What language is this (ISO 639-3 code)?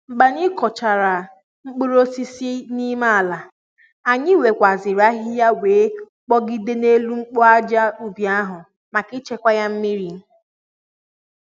ibo